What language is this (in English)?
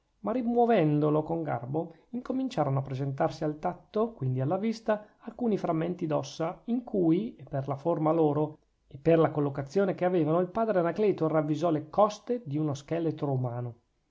Italian